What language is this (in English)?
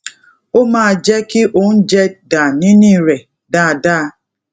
Yoruba